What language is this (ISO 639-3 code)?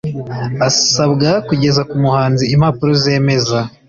kin